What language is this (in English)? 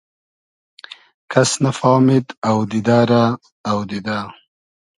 Hazaragi